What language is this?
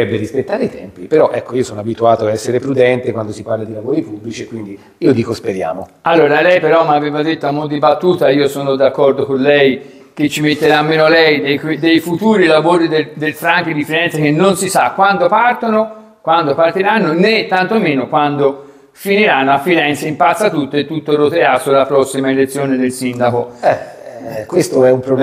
Italian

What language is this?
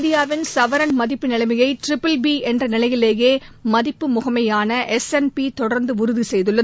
Tamil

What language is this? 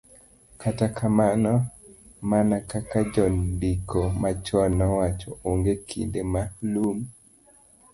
Luo (Kenya and Tanzania)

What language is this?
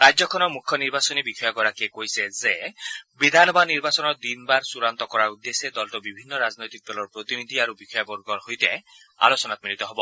Assamese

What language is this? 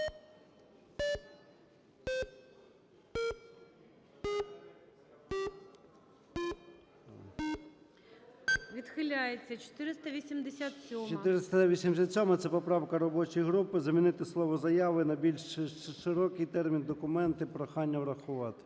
Ukrainian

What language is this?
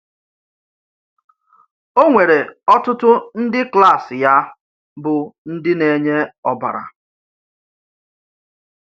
Igbo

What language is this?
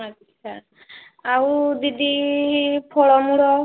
Odia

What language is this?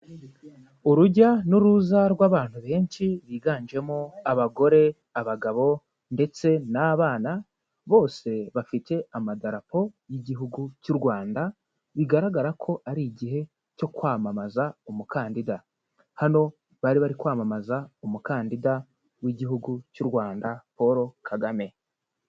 Kinyarwanda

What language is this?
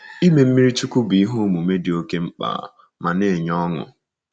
Igbo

